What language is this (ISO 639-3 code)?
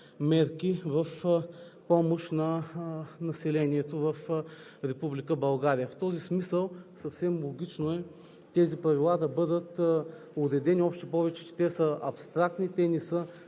bul